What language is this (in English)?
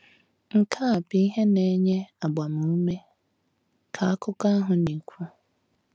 Igbo